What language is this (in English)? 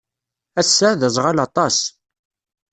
Kabyle